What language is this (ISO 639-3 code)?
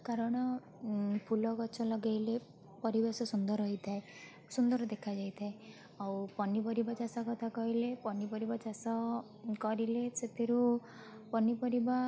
ori